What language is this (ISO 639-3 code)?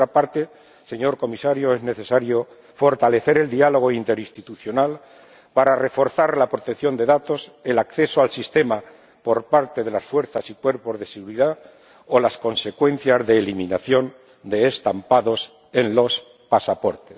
spa